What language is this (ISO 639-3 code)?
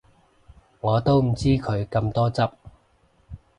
yue